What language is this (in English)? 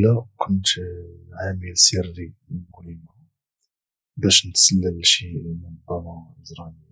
Moroccan Arabic